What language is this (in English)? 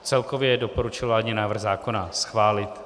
Czech